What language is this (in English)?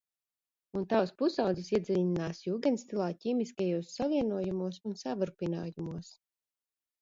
Latvian